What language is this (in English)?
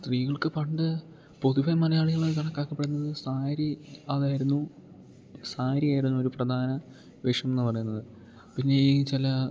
Malayalam